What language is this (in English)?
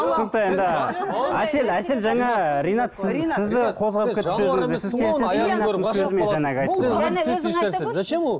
Kazakh